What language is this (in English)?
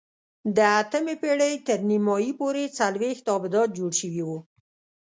Pashto